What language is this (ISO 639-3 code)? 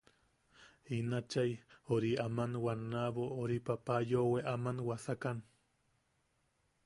yaq